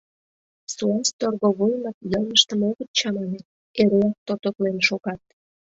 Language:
Mari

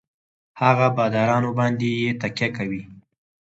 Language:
Pashto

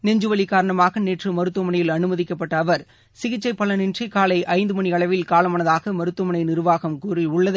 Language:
Tamil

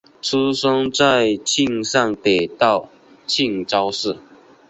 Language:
Chinese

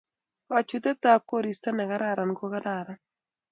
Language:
Kalenjin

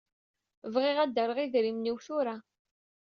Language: Kabyle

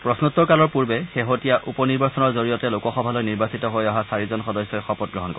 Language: Assamese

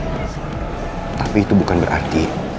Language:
Indonesian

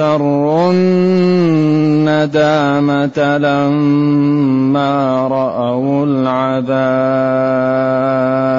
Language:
Arabic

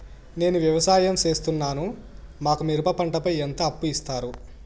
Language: Telugu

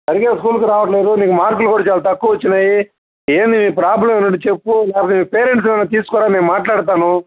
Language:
Telugu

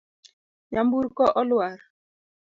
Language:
Luo (Kenya and Tanzania)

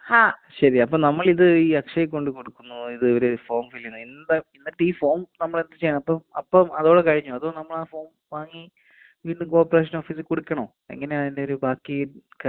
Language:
Malayalam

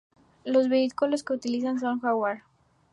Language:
Spanish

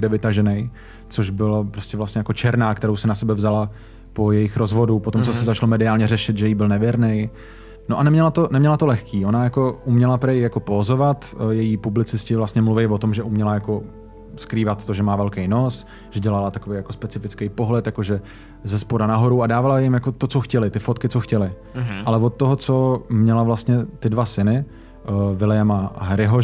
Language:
Czech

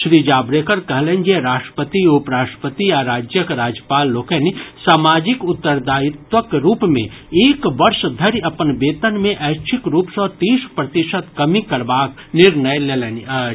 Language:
Maithili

